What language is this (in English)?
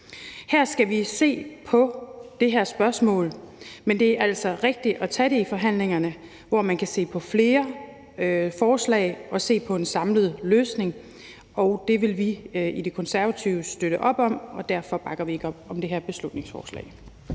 Danish